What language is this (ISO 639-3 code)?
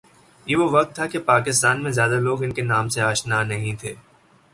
urd